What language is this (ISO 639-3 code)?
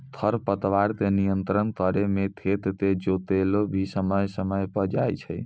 mai